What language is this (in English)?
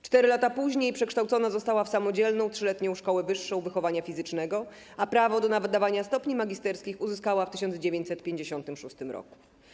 Polish